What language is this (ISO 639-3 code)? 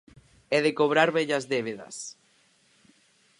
glg